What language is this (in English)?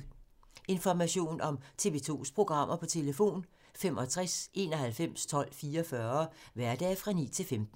Danish